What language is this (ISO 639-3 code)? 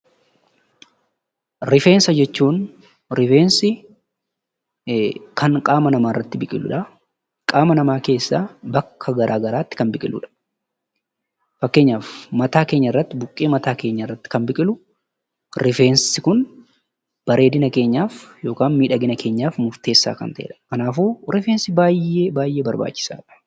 orm